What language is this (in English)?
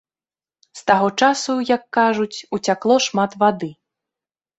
Belarusian